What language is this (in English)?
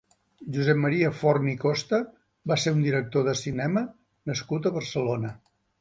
Catalan